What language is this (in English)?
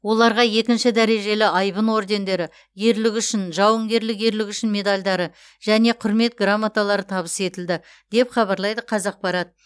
Kazakh